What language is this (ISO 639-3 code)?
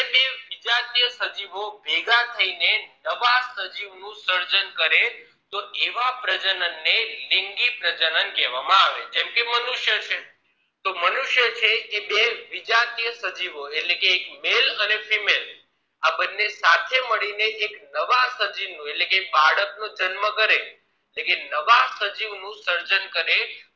guj